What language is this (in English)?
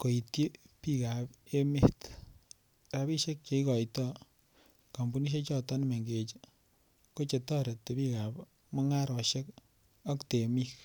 Kalenjin